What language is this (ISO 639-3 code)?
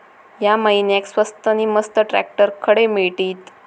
mar